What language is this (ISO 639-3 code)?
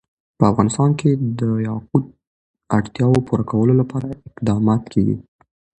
pus